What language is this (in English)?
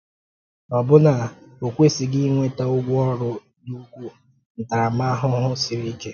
Igbo